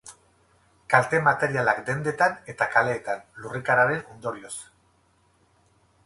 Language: Basque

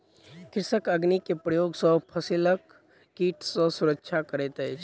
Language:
Maithili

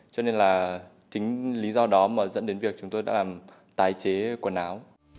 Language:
Vietnamese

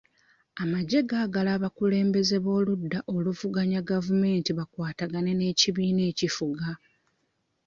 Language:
Ganda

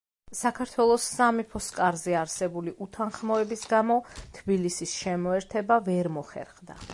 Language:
Georgian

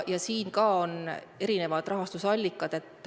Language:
Estonian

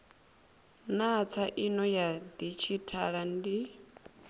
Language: Venda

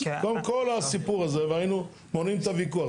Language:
Hebrew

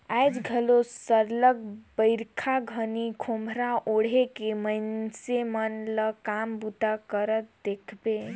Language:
Chhattisgarhi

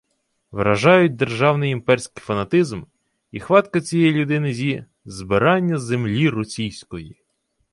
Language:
Ukrainian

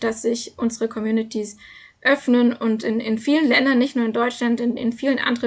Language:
German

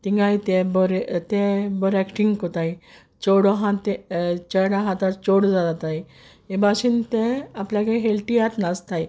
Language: Konkani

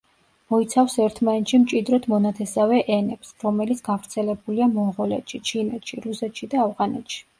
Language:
Georgian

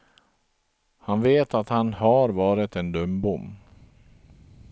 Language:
Swedish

